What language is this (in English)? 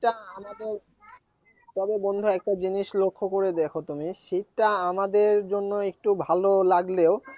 Bangla